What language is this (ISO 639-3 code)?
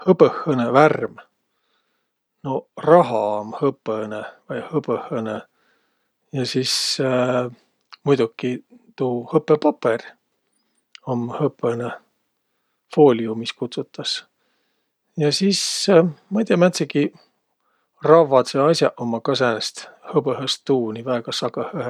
vro